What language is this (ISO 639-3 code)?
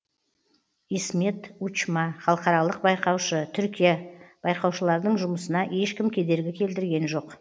kaz